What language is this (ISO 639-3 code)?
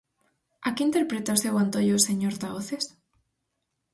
glg